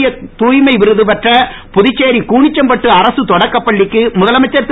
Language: Tamil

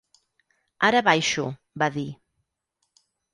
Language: Catalan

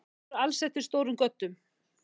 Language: Icelandic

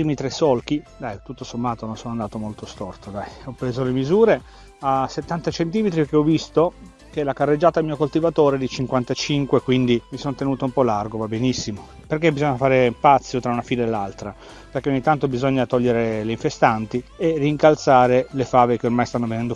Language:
Italian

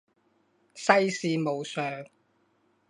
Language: Chinese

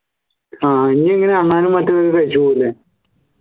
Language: Malayalam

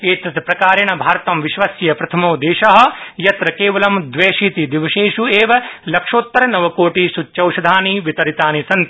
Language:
Sanskrit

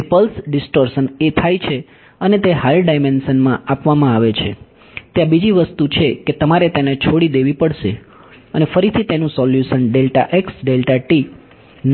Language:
Gujarati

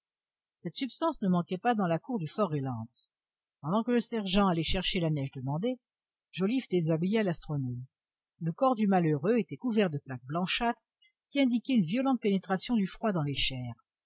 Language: French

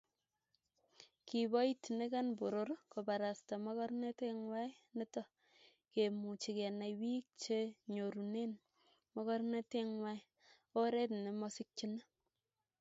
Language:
Kalenjin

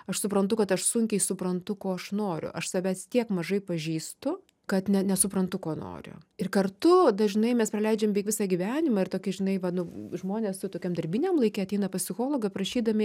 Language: Lithuanian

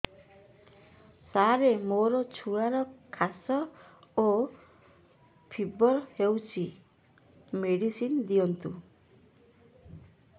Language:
Odia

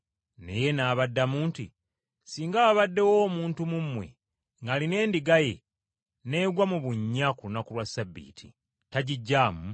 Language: Ganda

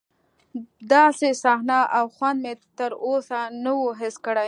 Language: Pashto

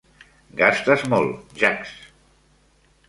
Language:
Catalan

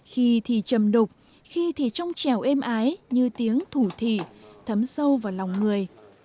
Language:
Vietnamese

